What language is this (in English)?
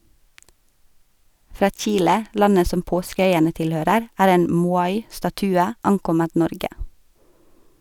Norwegian